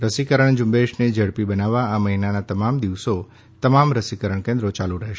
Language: Gujarati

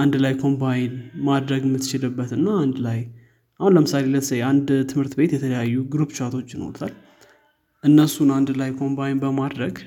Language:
Amharic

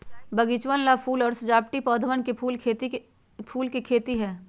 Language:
Magahi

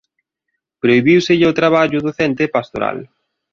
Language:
Galician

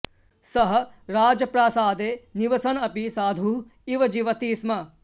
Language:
Sanskrit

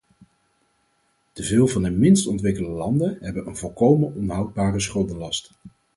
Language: Dutch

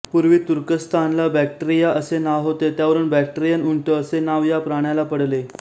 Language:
Marathi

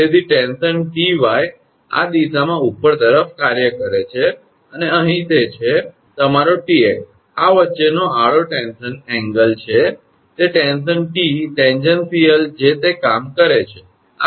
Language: Gujarati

